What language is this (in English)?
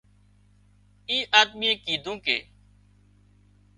Wadiyara Koli